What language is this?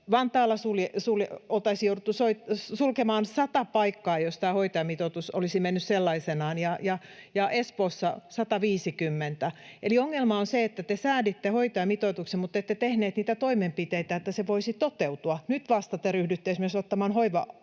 Finnish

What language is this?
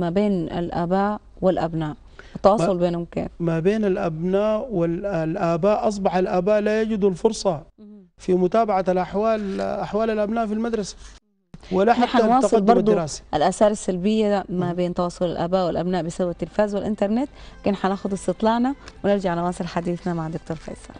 Arabic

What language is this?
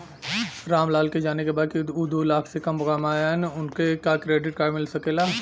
Bhojpuri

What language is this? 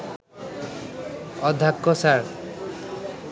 Bangla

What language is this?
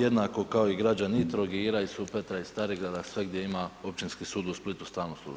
Croatian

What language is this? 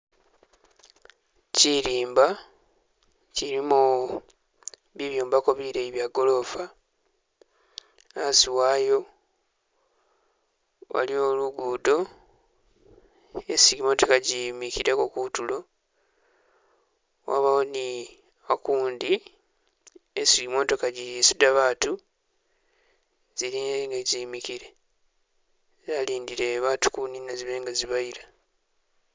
Masaaba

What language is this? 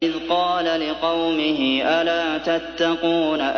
Arabic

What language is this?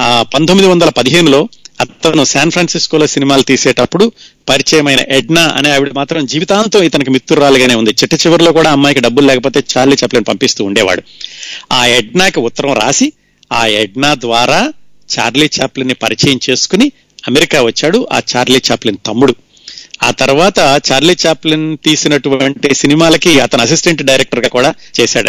Telugu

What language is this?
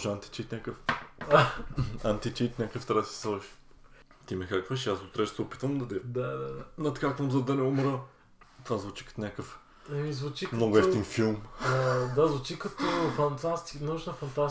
Bulgarian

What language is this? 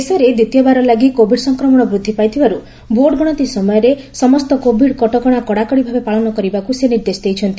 Odia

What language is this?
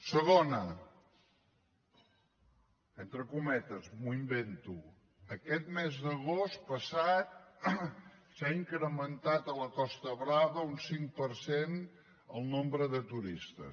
Catalan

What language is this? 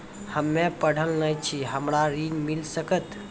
Maithili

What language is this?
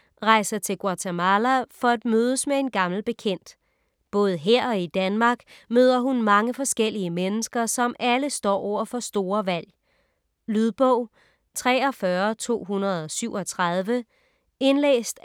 Danish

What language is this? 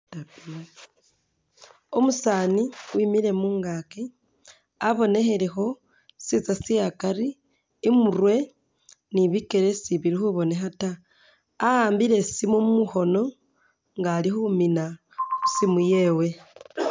Masaaba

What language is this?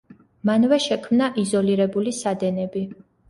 Georgian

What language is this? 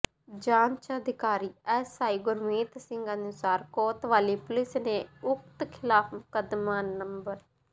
Punjabi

